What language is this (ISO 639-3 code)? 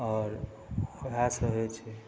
mai